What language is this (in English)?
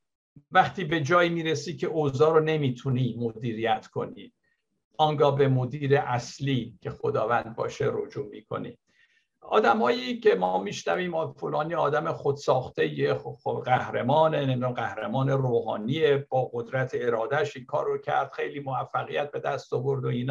Persian